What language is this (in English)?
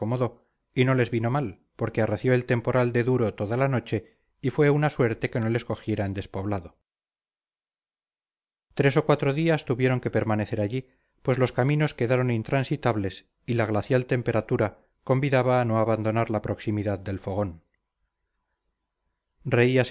Spanish